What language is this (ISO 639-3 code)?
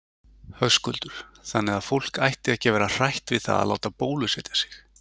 isl